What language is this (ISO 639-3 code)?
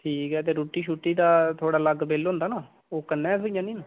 doi